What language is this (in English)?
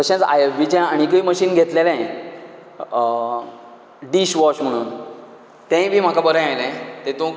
Konkani